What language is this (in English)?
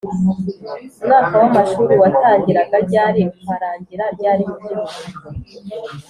Kinyarwanda